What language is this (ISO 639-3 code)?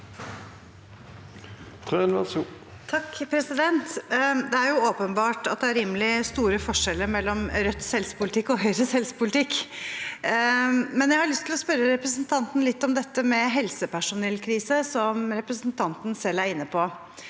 nor